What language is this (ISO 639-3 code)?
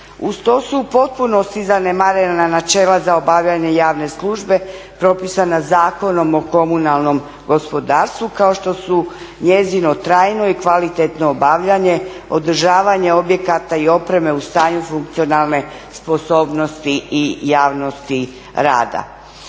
hrv